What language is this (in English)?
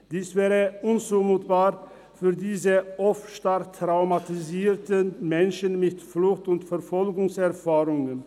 Swiss German